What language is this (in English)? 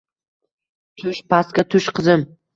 Uzbek